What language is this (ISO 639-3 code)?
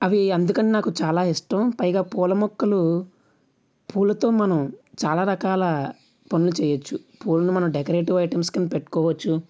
tel